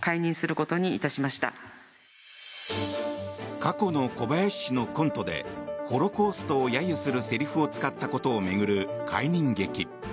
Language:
Japanese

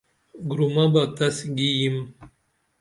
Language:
Dameli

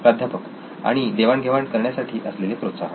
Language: Marathi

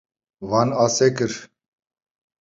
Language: Kurdish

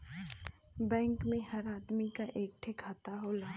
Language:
Bhojpuri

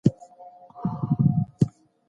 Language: Pashto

